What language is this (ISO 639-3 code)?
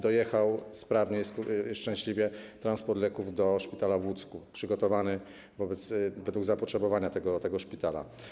pol